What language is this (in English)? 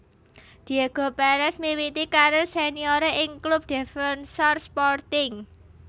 Javanese